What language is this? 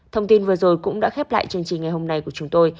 Vietnamese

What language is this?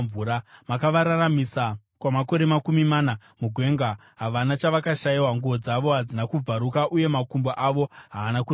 Shona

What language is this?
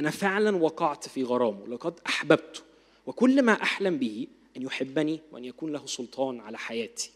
Arabic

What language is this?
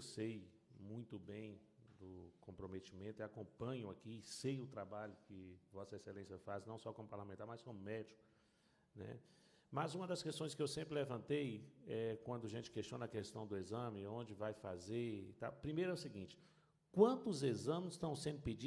Portuguese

